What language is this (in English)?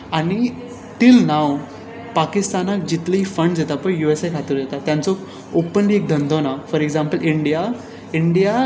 Konkani